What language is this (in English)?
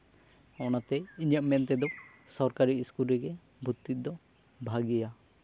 Santali